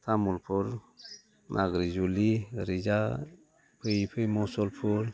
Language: Bodo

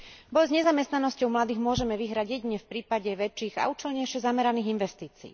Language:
Slovak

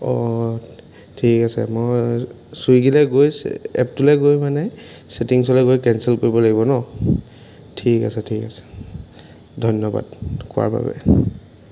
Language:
Assamese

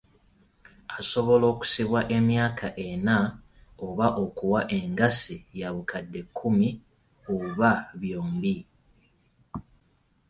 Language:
Ganda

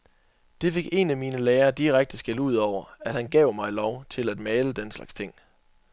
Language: Danish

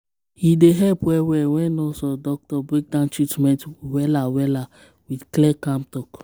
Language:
Nigerian Pidgin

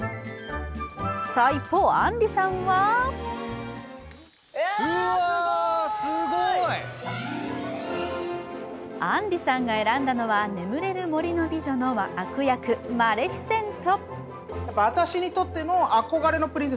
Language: Japanese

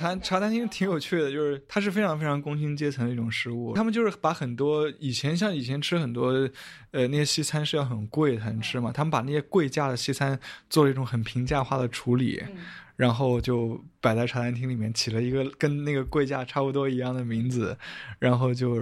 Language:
Chinese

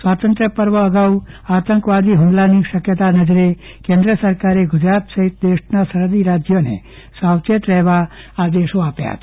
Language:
Gujarati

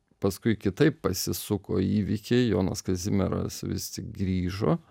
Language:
Lithuanian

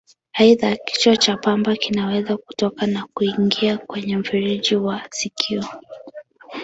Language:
Swahili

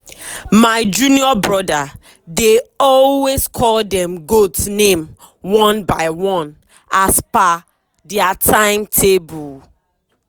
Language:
Nigerian Pidgin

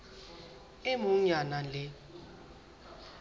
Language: Southern Sotho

